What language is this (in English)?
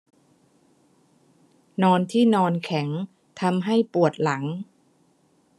Thai